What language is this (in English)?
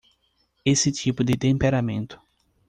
Portuguese